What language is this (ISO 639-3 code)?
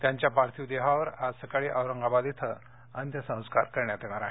mar